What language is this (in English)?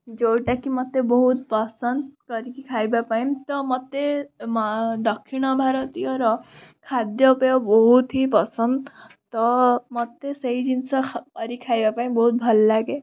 Odia